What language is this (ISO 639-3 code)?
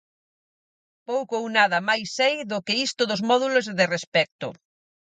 glg